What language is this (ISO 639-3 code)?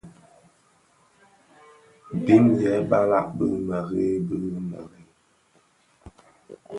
ksf